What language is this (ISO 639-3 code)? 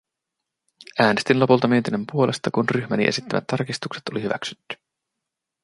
fin